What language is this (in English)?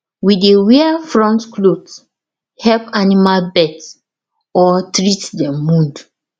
Nigerian Pidgin